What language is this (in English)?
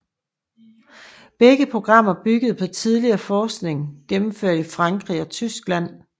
Danish